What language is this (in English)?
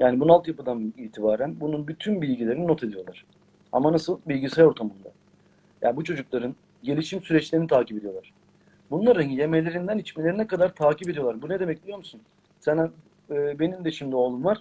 Turkish